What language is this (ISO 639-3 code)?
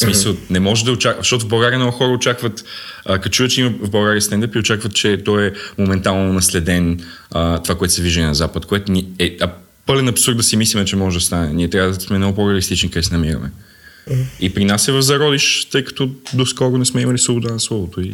bul